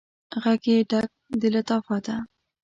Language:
Pashto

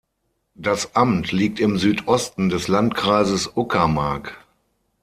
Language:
German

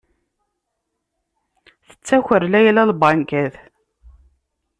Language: Kabyle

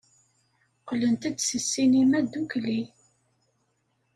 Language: Kabyle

